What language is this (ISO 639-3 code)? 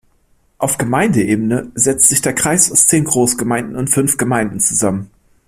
deu